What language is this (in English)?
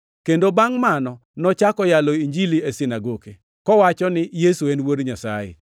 Luo (Kenya and Tanzania)